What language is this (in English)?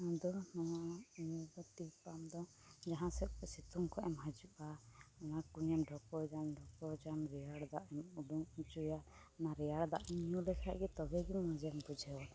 Santali